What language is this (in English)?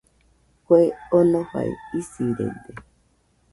Nüpode Huitoto